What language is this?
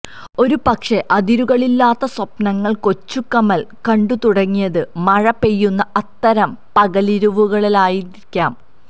Malayalam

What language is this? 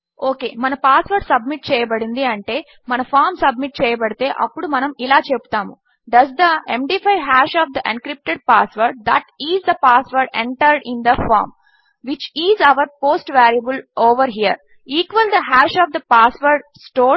Telugu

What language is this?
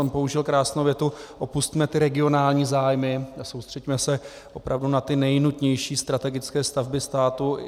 Czech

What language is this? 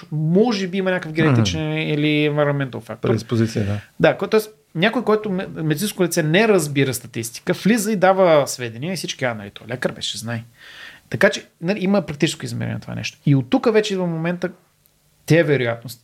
Bulgarian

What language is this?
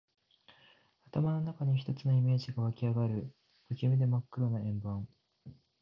Japanese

